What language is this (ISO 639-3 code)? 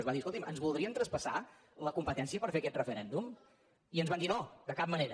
cat